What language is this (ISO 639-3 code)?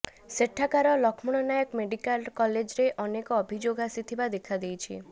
ori